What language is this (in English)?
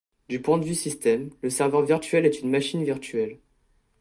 French